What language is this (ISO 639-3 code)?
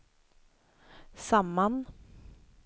swe